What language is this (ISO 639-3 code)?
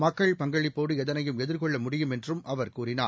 tam